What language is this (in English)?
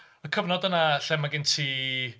Welsh